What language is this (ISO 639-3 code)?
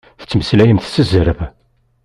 kab